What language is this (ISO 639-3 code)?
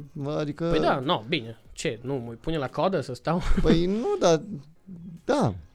ron